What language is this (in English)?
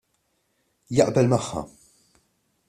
Maltese